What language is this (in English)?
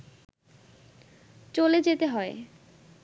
Bangla